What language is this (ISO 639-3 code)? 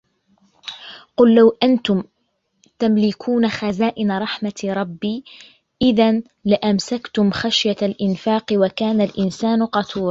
ara